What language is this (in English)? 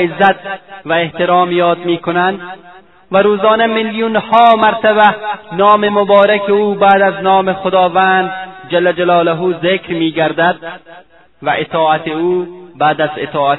Persian